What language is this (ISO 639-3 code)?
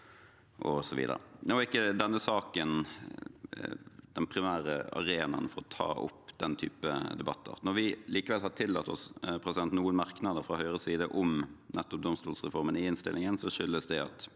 nor